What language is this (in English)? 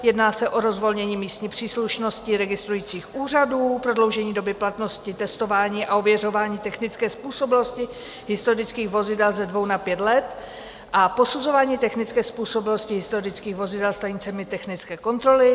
Czech